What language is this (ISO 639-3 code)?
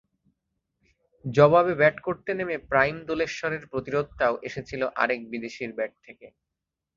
ben